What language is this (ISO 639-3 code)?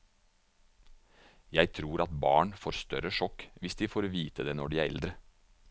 nor